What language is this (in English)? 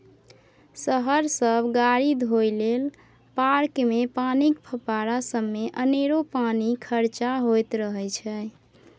Maithili